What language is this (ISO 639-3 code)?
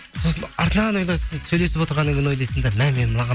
kaz